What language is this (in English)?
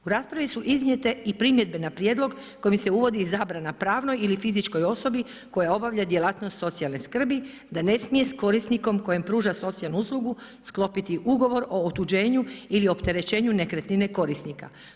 Croatian